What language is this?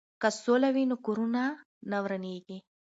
Pashto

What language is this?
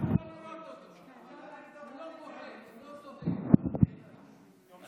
Hebrew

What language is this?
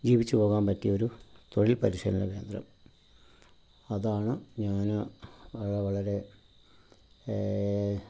Malayalam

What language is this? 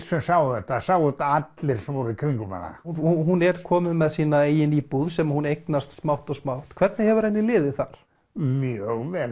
Icelandic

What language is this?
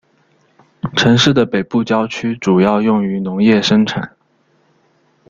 Chinese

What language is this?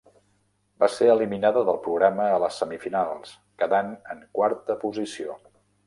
Catalan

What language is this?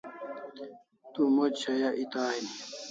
Kalasha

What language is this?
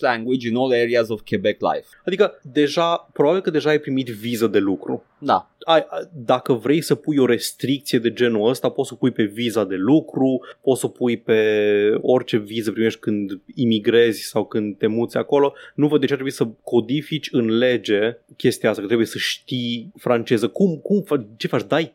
Romanian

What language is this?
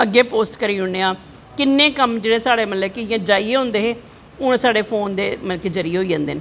Dogri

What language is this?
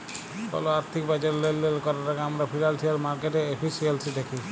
Bangla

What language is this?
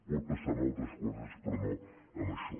Catalan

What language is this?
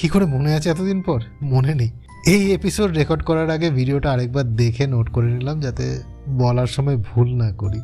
Bangla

